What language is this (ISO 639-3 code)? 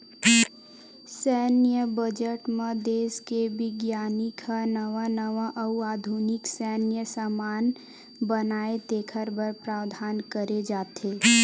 hne